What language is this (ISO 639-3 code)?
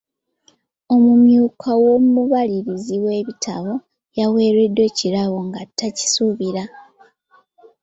lug